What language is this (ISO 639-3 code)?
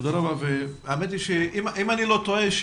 heb